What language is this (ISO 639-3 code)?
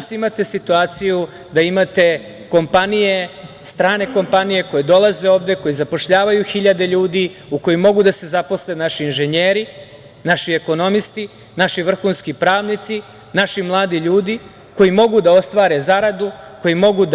srp